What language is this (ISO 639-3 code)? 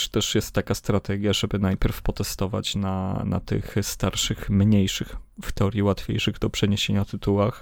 pol